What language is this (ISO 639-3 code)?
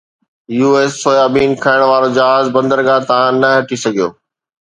snd